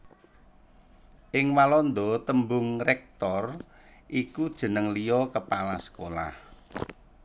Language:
Javanese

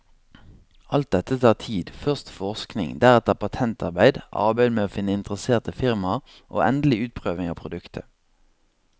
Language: Norwegian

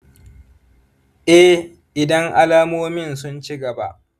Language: Hausa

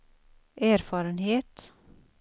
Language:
Swedish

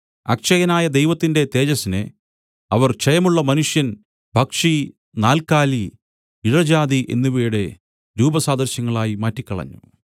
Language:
Malayalam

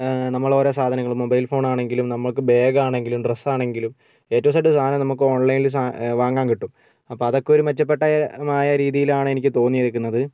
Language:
Malayalam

